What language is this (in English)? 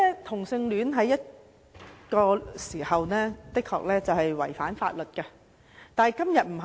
Cantonese